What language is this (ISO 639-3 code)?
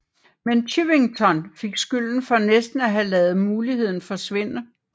dan